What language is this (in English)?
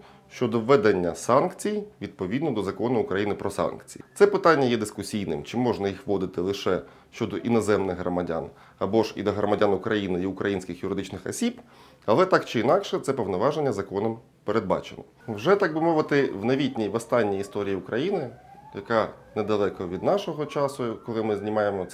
Ukrainian